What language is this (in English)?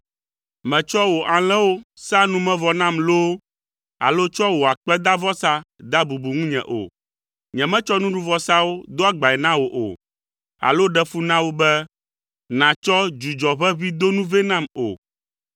Ewe